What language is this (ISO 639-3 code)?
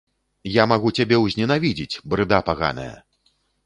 bel